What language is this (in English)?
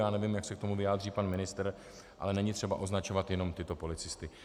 Czech